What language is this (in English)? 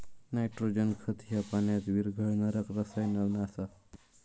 Marathi